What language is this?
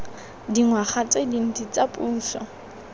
Tswana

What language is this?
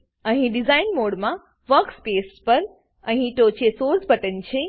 Gujarati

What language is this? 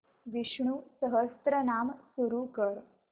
Marathi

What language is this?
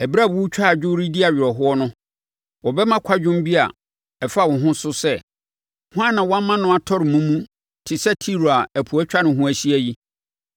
Akan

